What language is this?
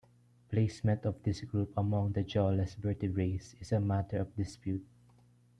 English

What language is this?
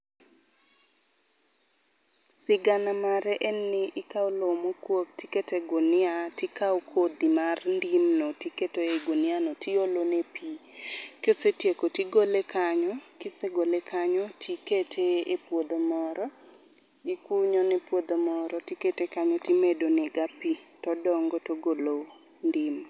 Luo (Kenya and Tanzania)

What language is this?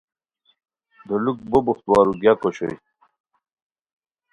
Khowar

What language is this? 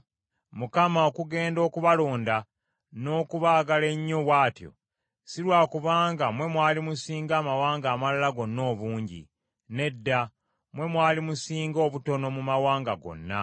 Ganda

